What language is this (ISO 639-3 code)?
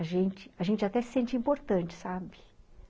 por